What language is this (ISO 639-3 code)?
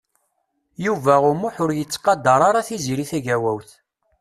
kab